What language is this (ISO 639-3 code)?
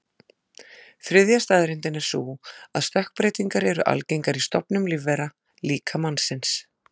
isl